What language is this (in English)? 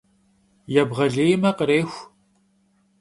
Kabardian